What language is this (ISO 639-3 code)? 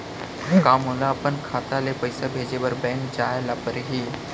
hne